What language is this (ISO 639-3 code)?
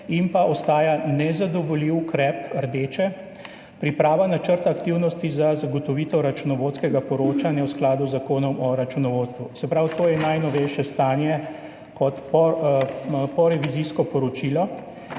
slv